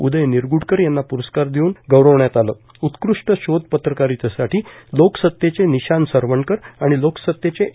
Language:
Marathi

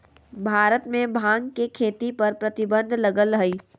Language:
Magahi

